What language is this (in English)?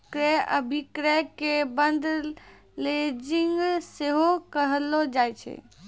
Maithili